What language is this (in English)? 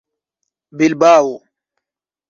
Esperanto